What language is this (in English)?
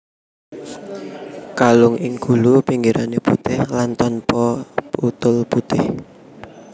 Javanese